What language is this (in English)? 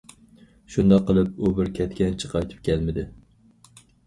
Uyghur